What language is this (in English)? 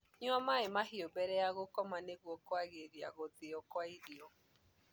Kikuyu